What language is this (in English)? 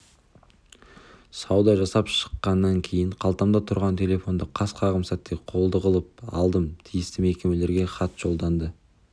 Kazakh